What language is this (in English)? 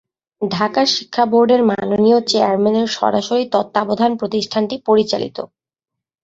Bangla